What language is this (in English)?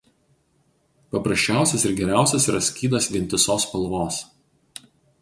Lithuanian